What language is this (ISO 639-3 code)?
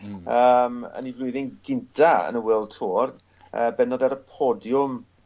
cym